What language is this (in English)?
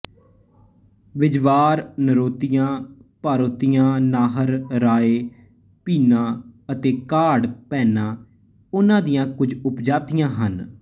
Punjabi